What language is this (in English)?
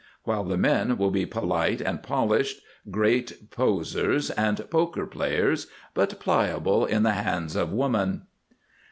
English